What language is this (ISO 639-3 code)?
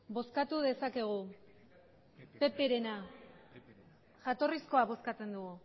eus